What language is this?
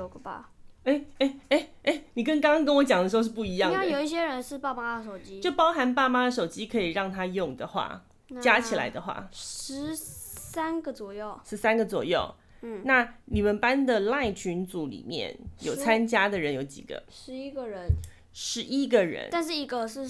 Chinese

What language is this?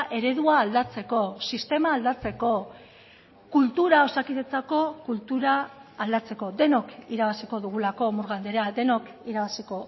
Basque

